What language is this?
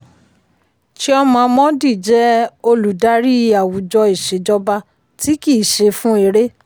Yoruba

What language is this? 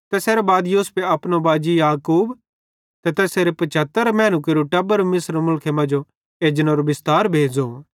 Bhadrawahi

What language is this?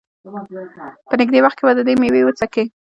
Pashto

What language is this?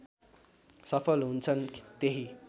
Nepali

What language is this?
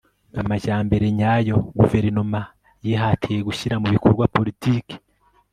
Kinyarwanda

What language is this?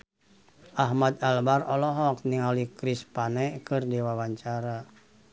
Sundanese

